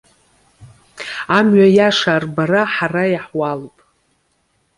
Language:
Abkhazian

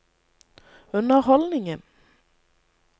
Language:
Norwegian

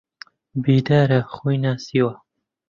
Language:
Central Kurdish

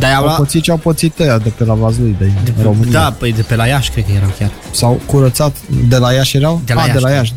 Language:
Romanian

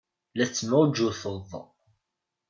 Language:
Kabyle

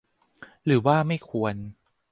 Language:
Thai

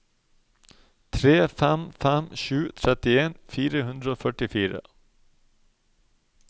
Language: Norwegian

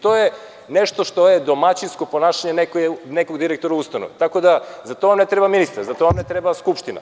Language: Serbian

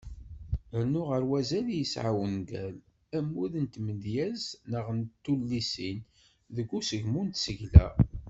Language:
Kabyle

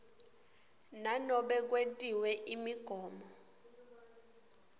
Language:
Swati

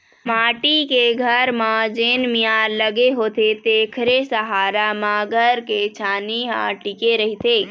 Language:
Chhattisgarhi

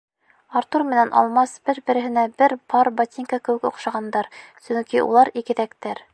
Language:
Bashkir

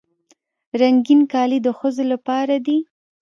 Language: Pashto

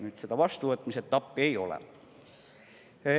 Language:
Estonian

